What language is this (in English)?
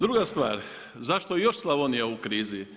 Croatian